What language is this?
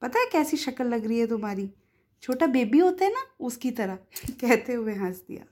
Hindi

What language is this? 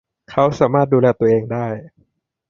Thai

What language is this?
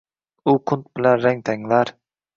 Uzbek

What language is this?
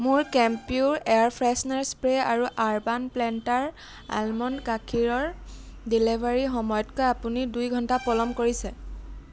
Assamese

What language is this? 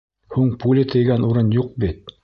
Bashkir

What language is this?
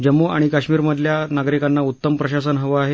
Marathi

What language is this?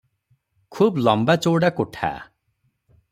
Odia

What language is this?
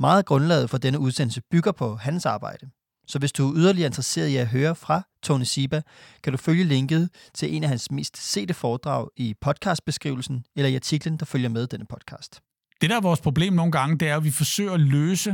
Danish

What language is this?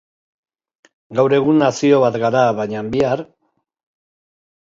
Basque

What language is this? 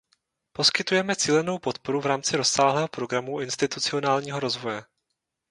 Czech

